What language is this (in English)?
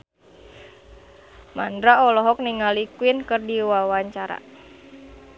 Sundanese